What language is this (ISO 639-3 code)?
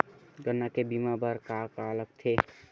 hne